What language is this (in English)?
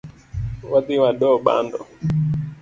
Luo (Kenya and Tanzania)